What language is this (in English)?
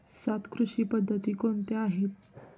Marathi